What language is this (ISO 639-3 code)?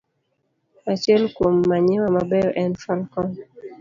luo